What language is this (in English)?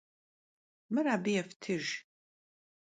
Kabardian